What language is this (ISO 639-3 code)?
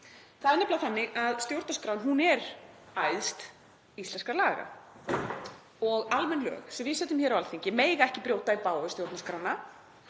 isl